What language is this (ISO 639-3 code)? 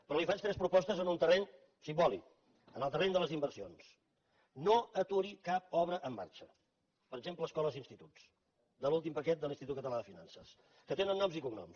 cat